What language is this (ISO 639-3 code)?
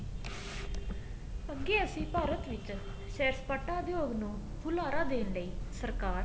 pan